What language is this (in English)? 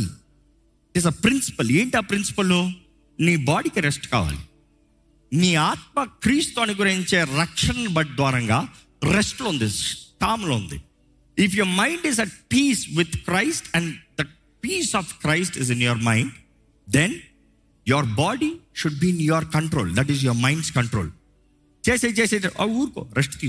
Telugu